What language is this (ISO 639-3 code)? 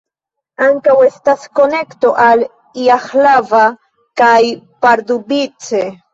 epo